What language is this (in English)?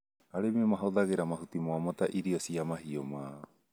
Kikuyu